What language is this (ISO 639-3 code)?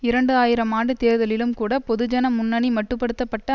tam